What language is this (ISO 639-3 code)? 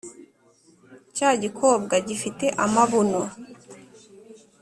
kin